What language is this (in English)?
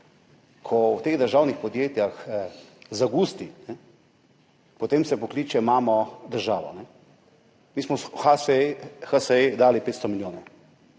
Slovenian